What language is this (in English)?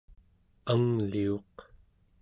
Central Yupik